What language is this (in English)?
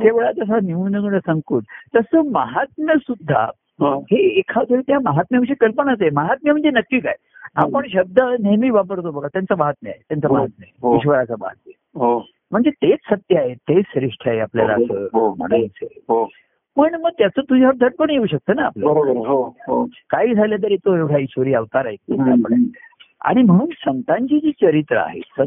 Marathi